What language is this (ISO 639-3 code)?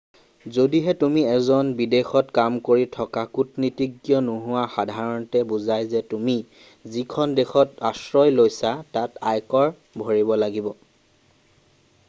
asm